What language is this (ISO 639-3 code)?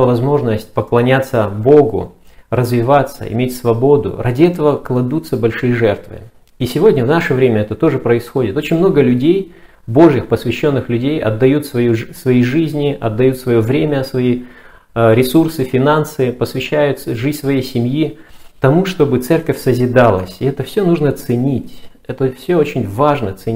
rus